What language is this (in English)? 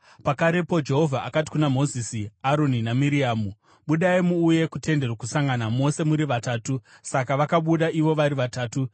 Shona